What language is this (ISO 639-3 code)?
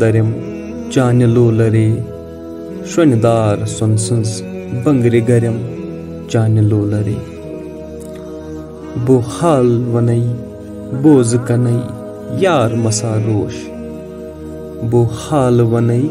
ron